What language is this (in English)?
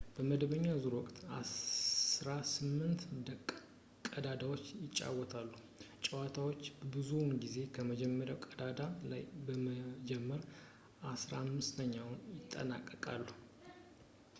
Amharic